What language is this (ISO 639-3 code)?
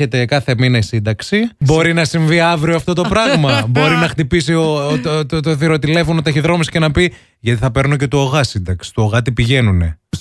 ell